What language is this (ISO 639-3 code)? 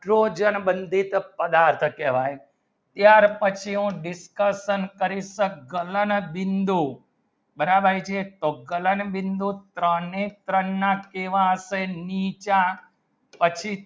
guj